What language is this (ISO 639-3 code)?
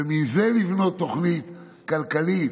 heb